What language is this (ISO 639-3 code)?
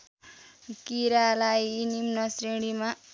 nep